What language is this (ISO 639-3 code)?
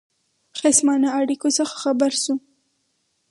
pus